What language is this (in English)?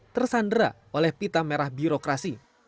Indonesian